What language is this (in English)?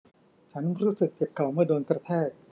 Thai